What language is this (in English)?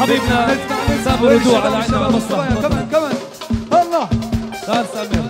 Arabic